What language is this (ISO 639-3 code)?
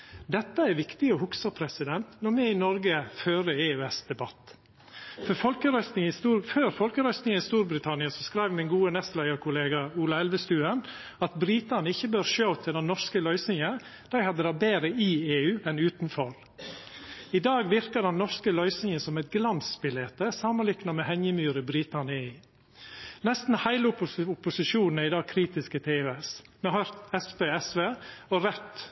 nno